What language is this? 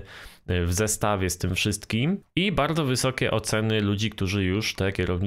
Polish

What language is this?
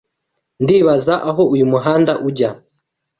Kinyarwanda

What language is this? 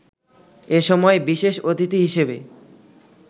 Bangla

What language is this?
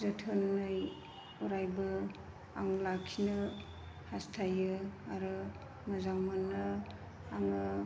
Bodo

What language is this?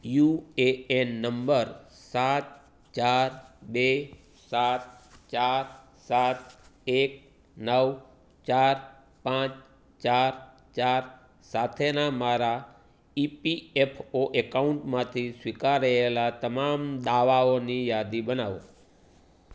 Gujarati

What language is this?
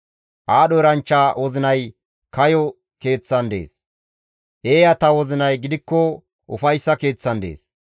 Gamo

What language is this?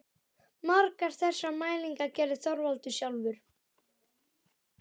Icelandic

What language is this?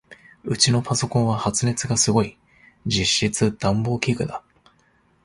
Japanese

